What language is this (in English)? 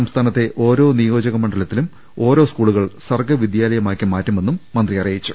Malayalam